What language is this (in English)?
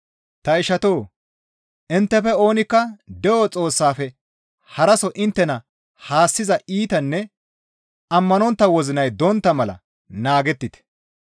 Gamo